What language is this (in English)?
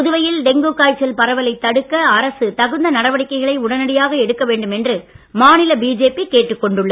Tamil